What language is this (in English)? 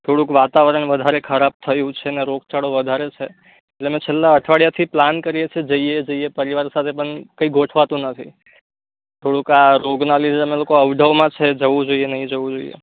Gujarati